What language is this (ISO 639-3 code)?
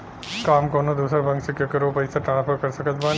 bho